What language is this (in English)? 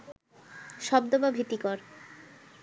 Bangla